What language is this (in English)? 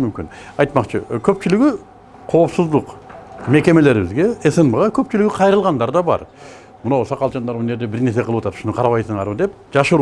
Turkish